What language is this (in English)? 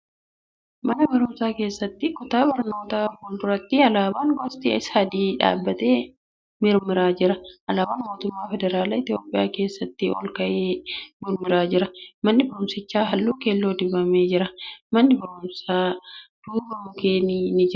Oromo